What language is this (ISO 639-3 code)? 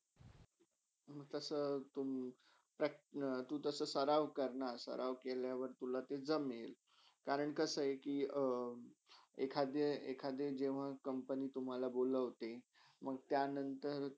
mar